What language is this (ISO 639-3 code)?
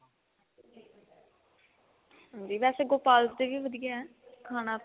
pan